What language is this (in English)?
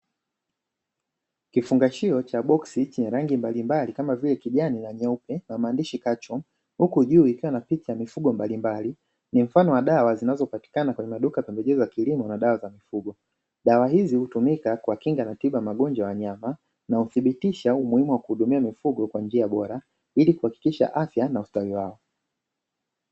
Swahili